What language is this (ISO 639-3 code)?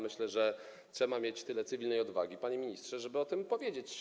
pol